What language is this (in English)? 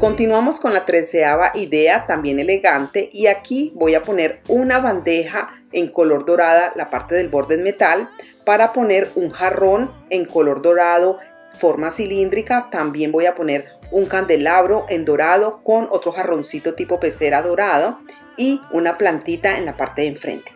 Spanish